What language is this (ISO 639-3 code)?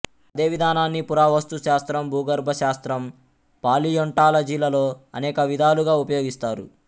tel